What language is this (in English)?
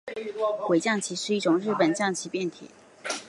Chinese